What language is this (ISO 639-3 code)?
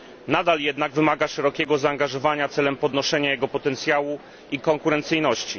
pol